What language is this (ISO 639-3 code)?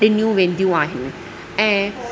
snd